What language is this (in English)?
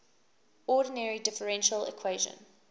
English